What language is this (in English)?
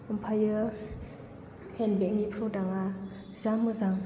Bodo